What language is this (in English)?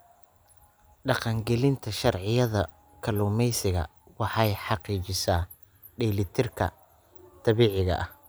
Somali